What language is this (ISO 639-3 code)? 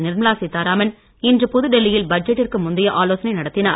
tam